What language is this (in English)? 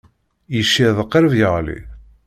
Kabyle